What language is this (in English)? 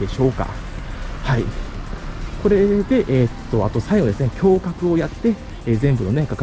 Japanese